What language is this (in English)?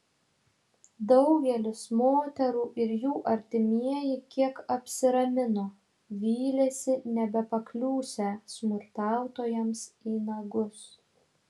Lithuanian